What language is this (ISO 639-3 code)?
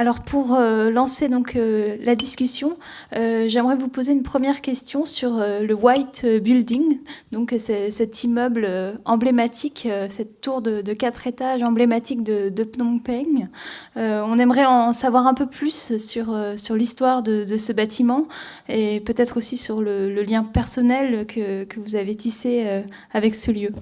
fra